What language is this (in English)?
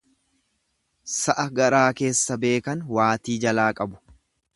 Oromo